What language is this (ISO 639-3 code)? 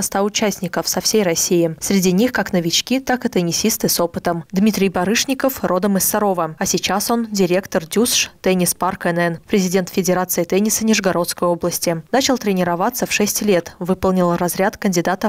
rus